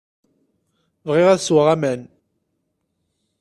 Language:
Kabyle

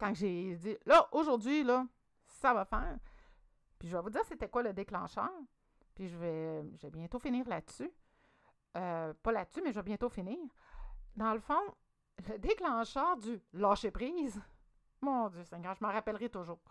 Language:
French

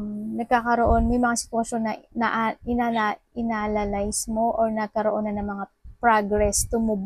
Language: Filipino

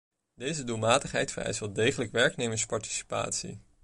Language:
Dutch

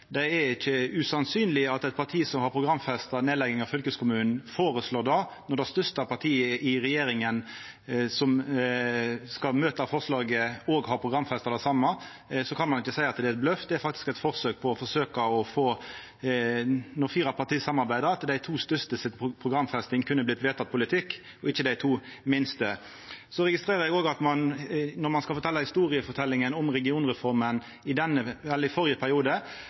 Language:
Norwegian Nynorsk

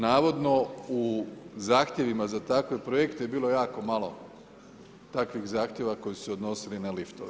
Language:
Croatian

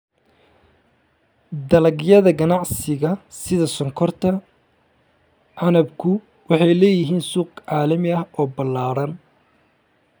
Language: Somali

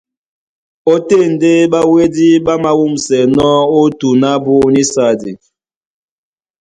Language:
Duala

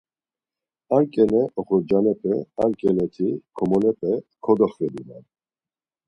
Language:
Laz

